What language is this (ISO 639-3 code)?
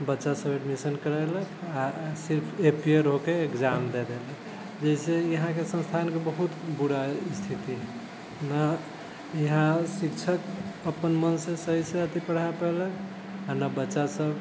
mai